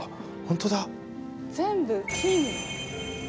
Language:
Japanese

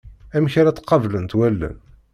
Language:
Kabyle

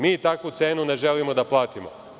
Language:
Serbian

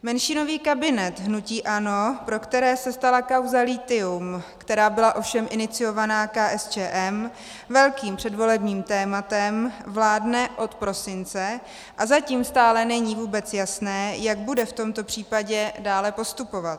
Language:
Czech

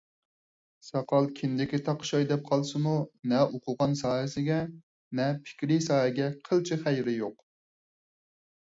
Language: Uyghur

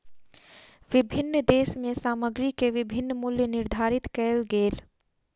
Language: Maithili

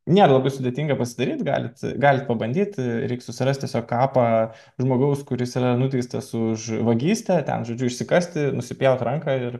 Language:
Lithuanian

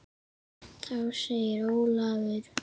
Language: Icelandic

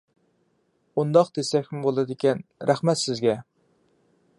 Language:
Uyghur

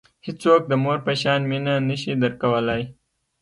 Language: Pashto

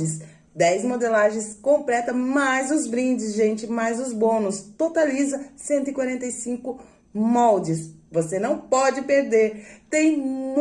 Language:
Portuguese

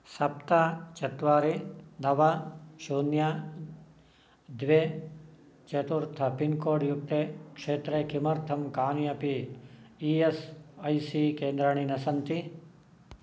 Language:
Sanskrit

